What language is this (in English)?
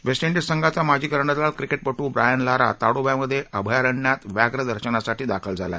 Marathi